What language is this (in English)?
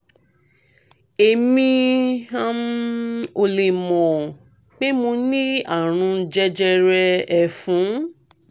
Yoruba